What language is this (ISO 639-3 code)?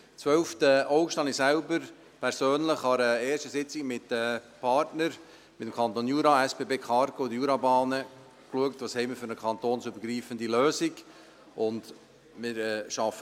gsw